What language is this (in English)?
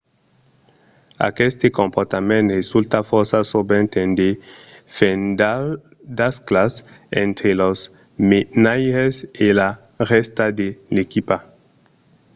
Occitan